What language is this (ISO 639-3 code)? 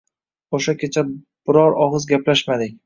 uzb